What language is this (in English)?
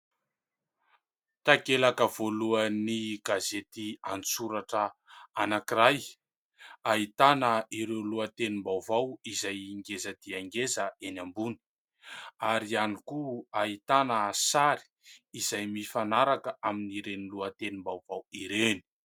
Malagasy